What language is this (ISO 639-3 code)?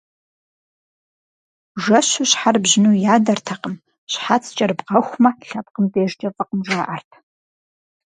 kbd